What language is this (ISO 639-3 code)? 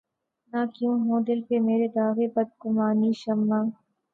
urd